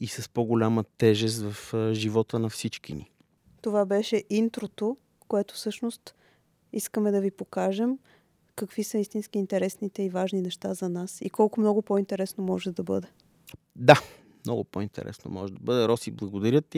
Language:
Bulgarian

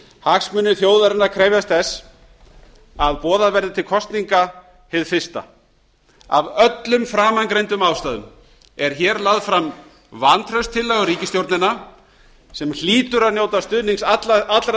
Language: Icelandic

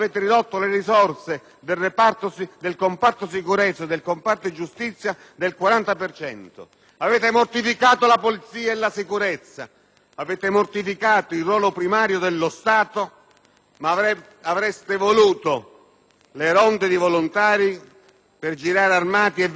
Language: Italian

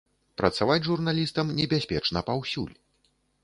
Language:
Belarusian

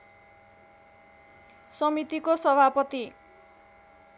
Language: Nepali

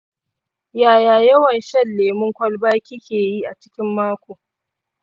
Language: Hausa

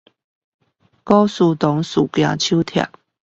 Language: Chinese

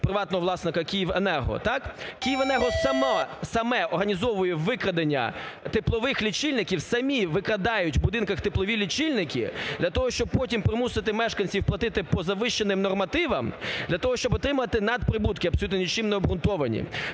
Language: Ukrainian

